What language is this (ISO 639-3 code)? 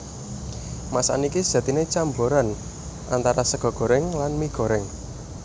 jav